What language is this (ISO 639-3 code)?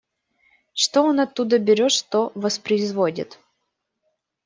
rus